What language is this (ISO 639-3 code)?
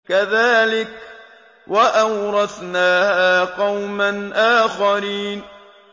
ara